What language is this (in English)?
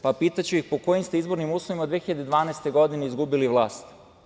Serbian